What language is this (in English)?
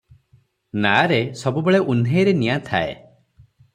Odia